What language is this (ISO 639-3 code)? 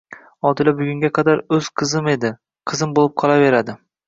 uzb